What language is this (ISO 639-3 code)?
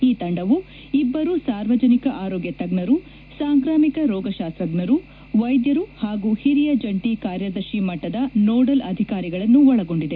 kan